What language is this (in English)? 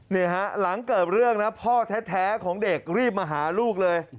Thai